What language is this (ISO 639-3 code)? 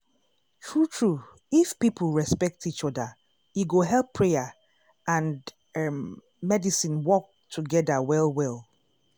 pcm